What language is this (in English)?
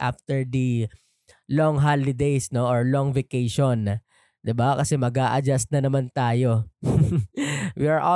Filipino